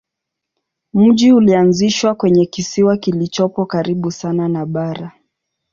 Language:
Swahili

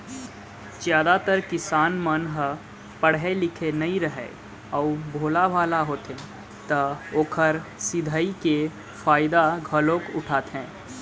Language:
Chhattisgarhi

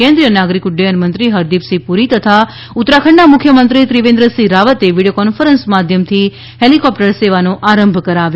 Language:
Gujarati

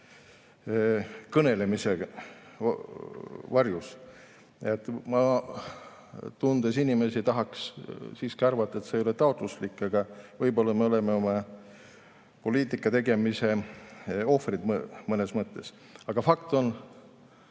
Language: Estonian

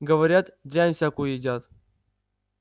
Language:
Russian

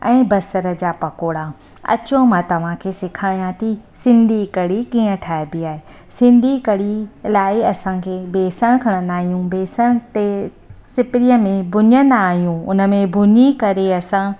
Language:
Sindhi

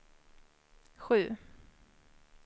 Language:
Swedish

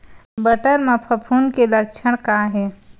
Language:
Chhattisgarhi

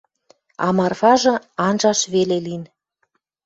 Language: Western Mari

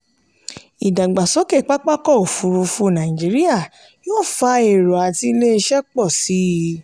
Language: Yoruba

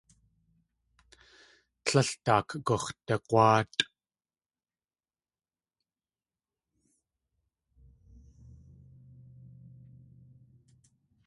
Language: Tlingit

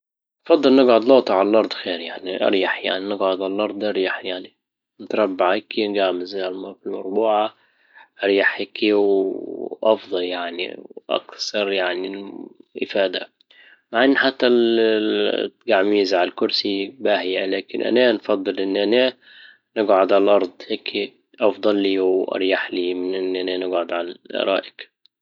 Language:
Libyan Arabic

